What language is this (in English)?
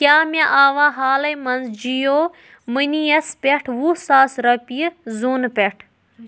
Kashmiri